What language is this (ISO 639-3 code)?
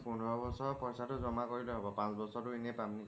asm